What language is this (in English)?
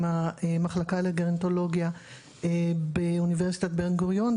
Hebrew